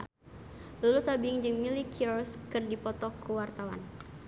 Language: Sundanese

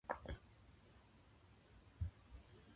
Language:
Japanese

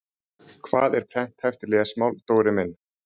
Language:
Icelandic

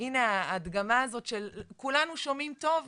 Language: Hebrew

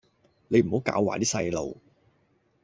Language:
Cantonese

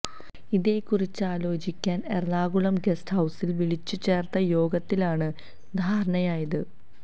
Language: Malayalam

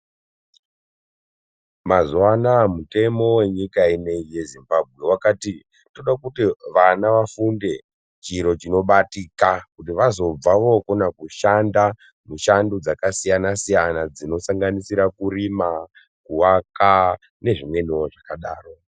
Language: Ndau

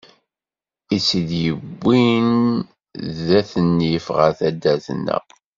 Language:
Kabyle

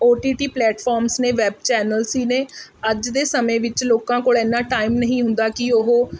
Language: Punjabi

